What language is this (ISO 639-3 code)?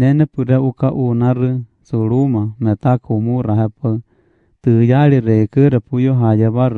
ron